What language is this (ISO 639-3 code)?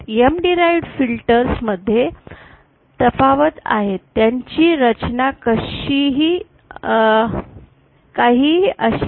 mar